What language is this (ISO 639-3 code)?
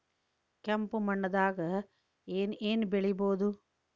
kan